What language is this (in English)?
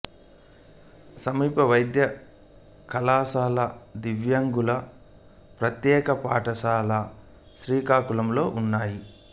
Telugu